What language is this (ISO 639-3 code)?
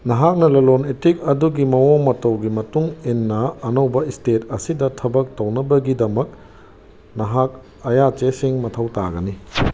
mni